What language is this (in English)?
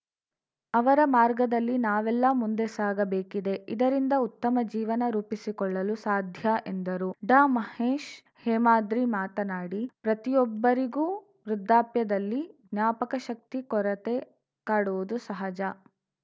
Kannada